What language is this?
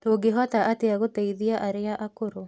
Kikuyu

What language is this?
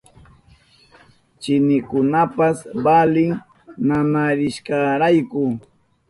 Southern Pastaza Quechua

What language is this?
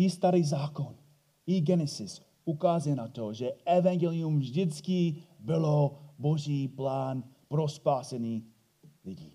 Czech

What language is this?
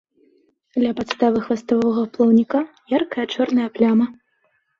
Belarusian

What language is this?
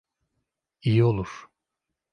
Turkish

